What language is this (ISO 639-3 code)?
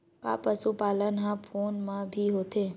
hne